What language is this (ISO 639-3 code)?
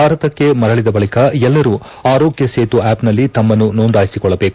kan